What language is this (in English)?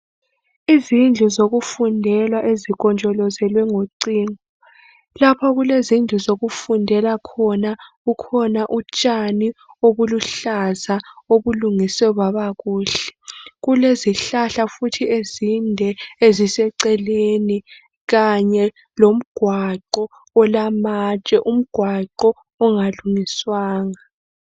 North Ndebele